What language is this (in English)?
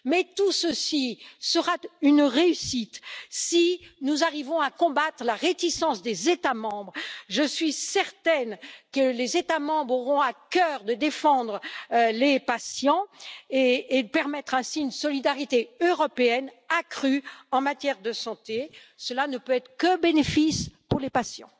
French